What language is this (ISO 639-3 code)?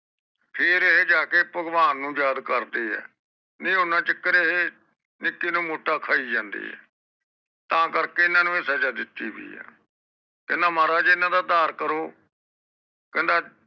pan